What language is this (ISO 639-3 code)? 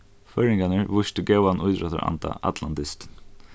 fao